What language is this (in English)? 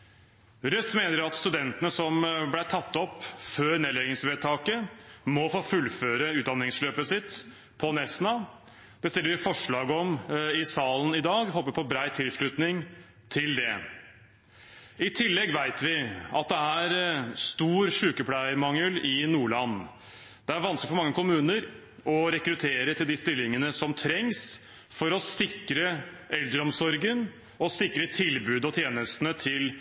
Norwegian Bokmål